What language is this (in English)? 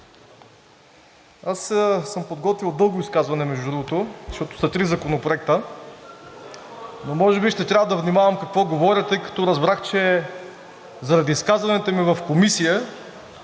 Bulgarian